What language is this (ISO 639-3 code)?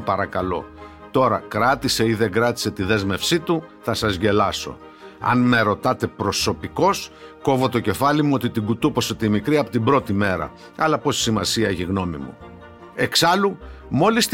ell